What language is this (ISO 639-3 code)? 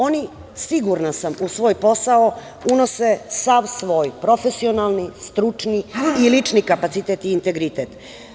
srp